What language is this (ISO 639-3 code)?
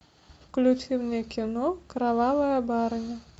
rus